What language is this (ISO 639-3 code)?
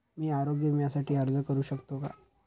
mar